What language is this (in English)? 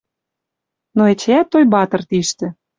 Western Mari